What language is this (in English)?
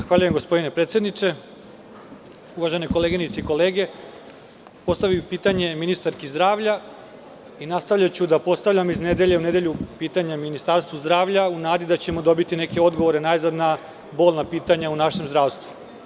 Serbian